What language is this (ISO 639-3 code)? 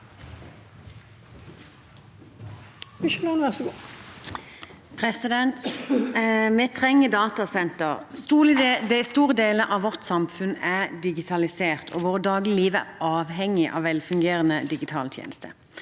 nor